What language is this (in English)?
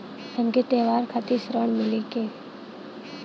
Bhojpuri